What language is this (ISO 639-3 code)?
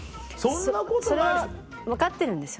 jpn